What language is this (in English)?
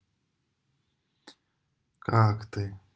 Russian